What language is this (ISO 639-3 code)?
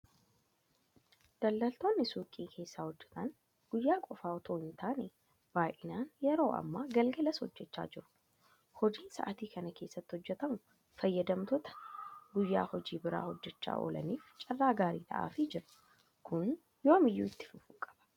orm